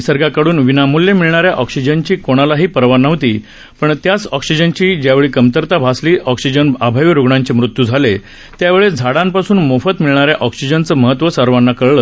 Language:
Marathi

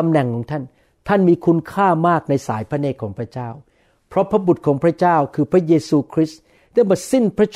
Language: Thai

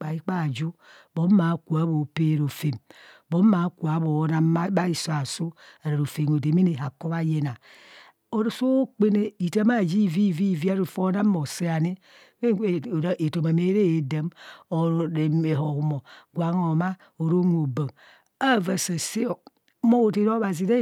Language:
Kohumono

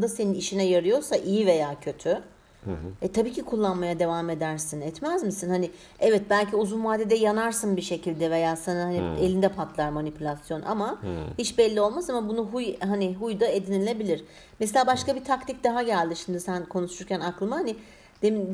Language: Turkish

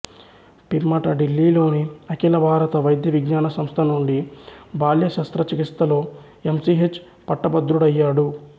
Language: Telugu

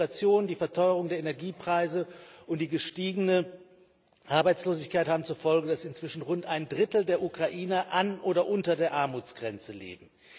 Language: German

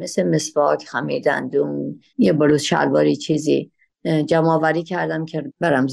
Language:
Persian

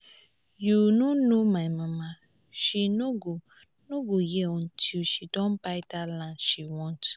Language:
Nigerian Pidgin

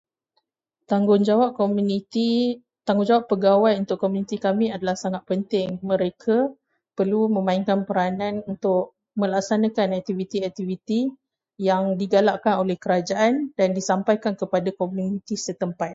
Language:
Malay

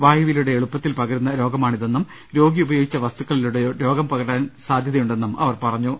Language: Malayalam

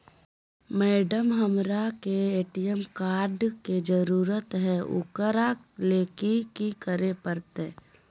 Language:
Magahi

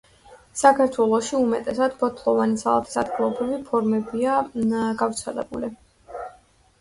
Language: Georgian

